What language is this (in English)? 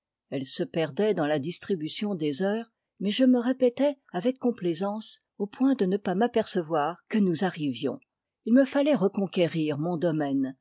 French